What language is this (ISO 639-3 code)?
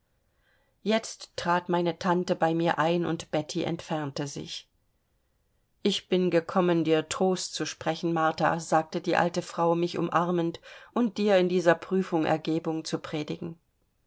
deu